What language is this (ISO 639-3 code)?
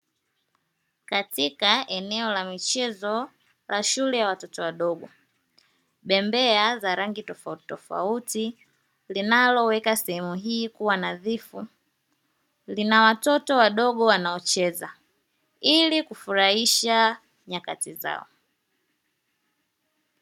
swa